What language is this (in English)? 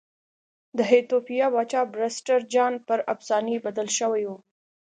Pashto